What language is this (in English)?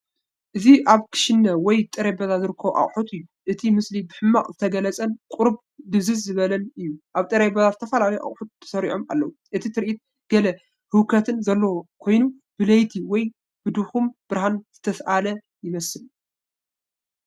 Tigrinya